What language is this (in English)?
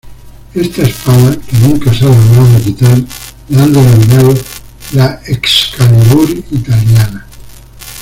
Spanish